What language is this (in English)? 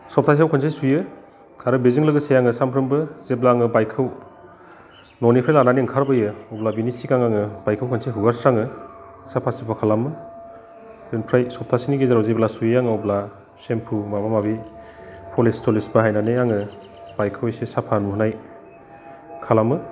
Bodo